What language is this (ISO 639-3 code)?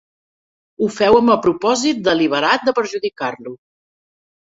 cat